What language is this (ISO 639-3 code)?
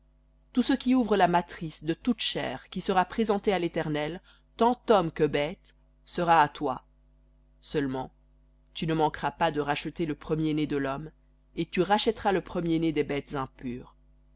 fra